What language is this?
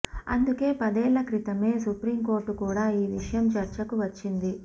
Telugu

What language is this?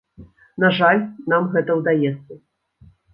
Belarusian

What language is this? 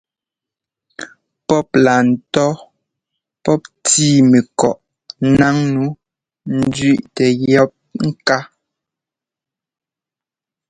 Ngomba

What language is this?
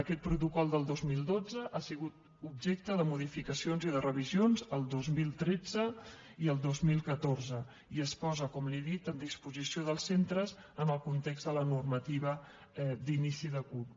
Catalan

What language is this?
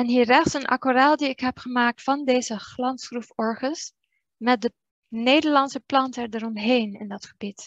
Dutch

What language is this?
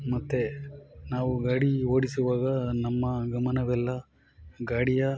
Kannada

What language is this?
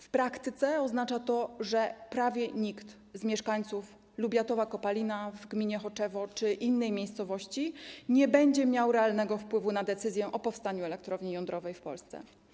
Polish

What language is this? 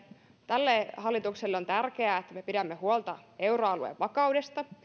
Finnish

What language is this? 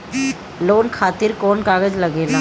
Bhojpuri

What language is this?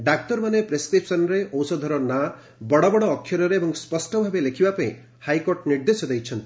Odia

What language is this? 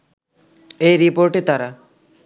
Bangla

